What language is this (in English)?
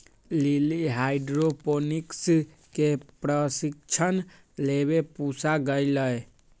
Magahi